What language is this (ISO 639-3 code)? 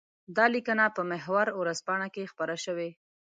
pus